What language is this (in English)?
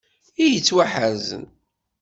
Kabyle